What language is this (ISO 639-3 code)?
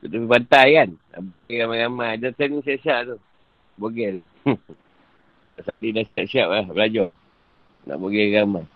msa